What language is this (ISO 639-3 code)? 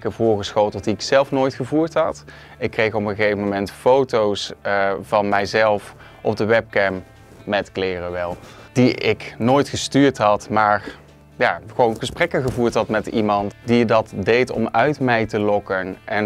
nld